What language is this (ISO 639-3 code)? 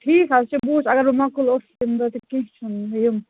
kas